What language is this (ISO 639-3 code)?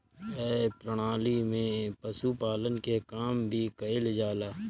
bho